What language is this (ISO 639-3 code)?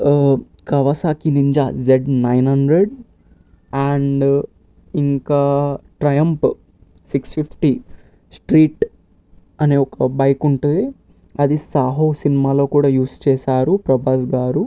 tel